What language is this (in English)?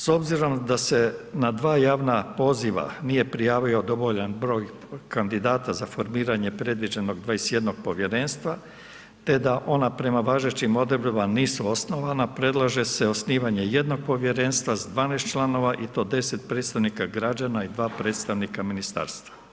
Croatian